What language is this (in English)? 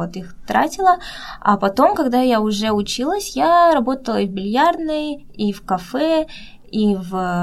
Russian